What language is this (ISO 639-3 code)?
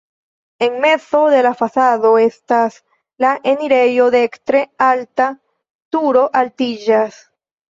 epo